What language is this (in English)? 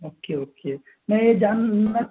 Urdu